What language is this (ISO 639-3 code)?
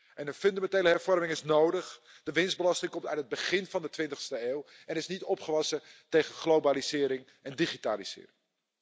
nld